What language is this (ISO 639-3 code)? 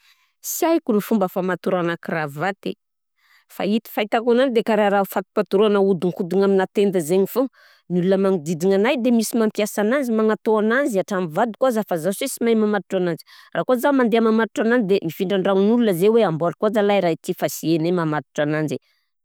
bzc